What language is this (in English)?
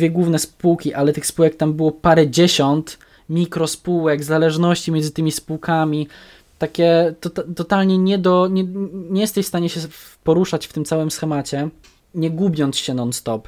Polish